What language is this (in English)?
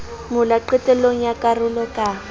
Southern Sotho